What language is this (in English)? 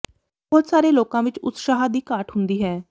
Punjabi